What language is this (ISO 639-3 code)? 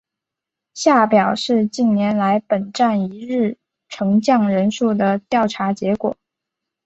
zho